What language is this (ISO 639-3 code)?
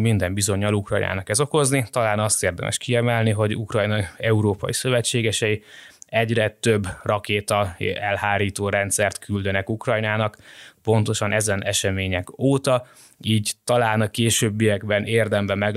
hun